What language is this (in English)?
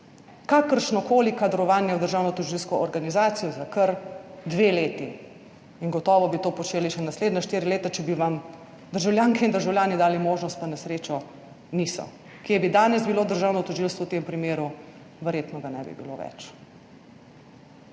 Slovenian